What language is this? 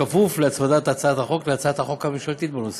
Hebrew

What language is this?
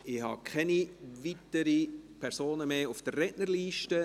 Swiss German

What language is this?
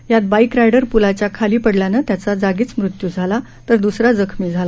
Marathi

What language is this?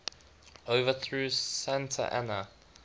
English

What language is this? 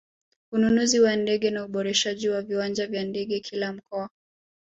Swahili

